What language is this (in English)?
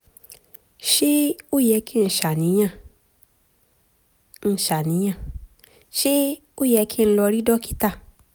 Yoruba